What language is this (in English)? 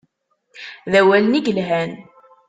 Kabyle